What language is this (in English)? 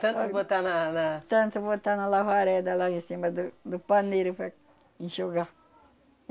Portuguese